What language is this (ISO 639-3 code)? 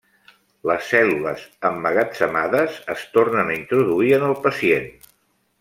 cat